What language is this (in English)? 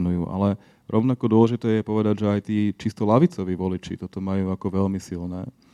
Slovak